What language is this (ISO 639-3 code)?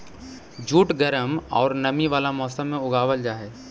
mag